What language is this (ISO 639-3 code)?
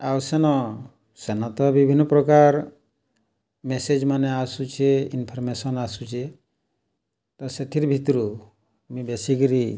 ori